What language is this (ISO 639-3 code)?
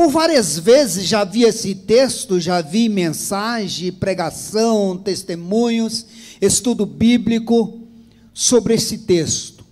por